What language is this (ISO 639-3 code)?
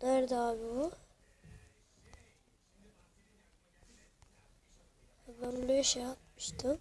tur